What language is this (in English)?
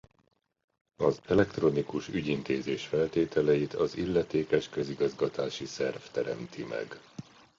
Hungarian